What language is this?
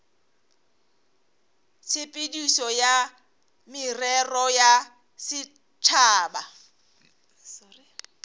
Northern Sotho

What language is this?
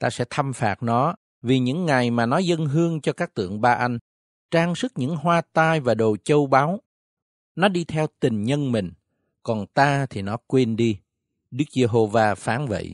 Vietnamese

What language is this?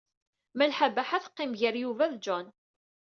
Kabyle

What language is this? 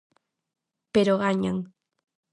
Galician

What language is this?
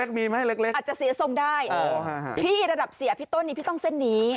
Thai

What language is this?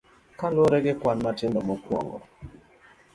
Luo (Kenya and Tanzania)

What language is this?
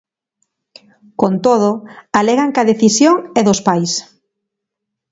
Galician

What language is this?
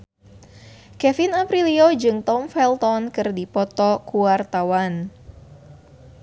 Sundanese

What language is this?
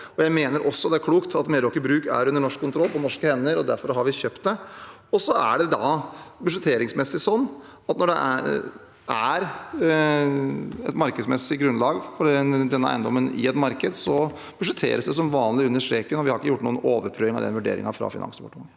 Norwegian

